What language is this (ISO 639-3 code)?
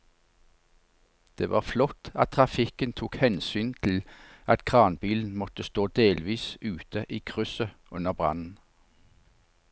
nor